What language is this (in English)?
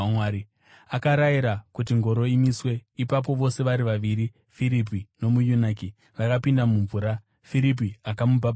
Shona